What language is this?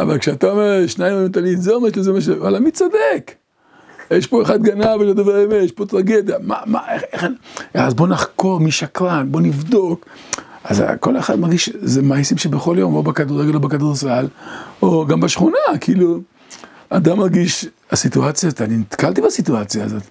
Hebrew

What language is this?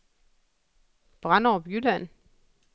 Danish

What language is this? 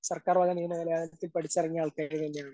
Malayalam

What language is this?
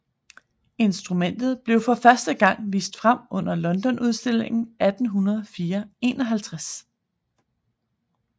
Danish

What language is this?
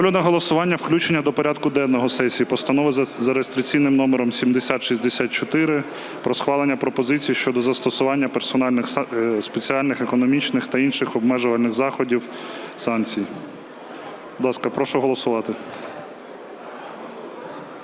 Ukrainian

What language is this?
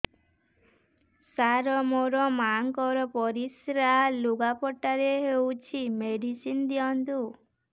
Odia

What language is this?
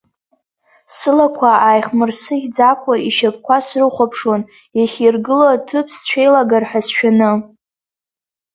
Abkhazian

